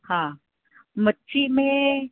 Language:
Sindhi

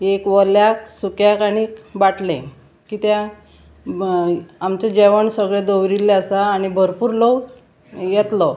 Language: Konkani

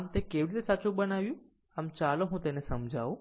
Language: Gujarati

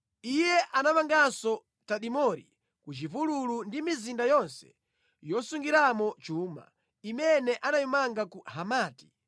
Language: Nyanja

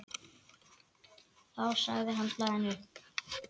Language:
Icelandic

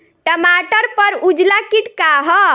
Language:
Bhojpuri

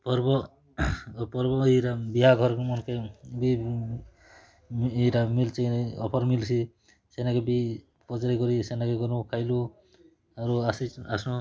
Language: Odia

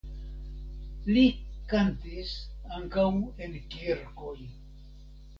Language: Esperanto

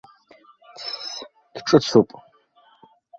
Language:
Abkhazian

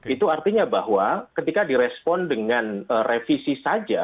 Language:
Indonesian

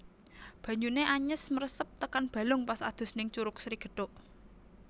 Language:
Javanese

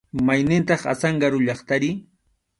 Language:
Arequipa-La Unión Quechua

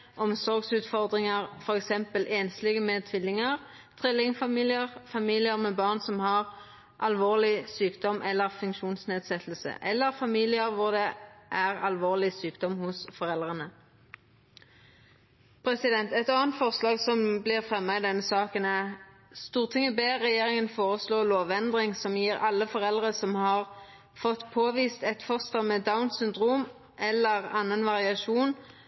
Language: Norwegian Nynorsk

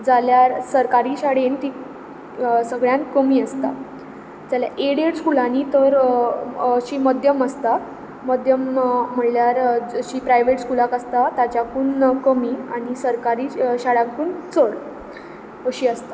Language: Konkani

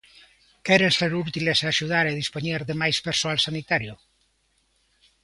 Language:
Galician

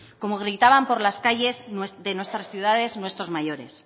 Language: Spanish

